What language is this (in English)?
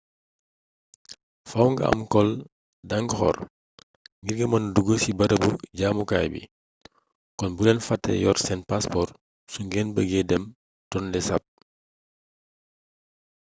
Wolof